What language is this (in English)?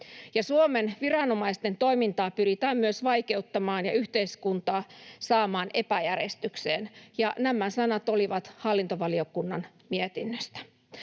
Finnish